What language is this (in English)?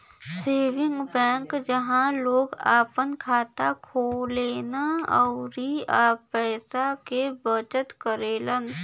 Bhojpuri